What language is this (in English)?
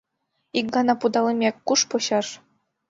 Mari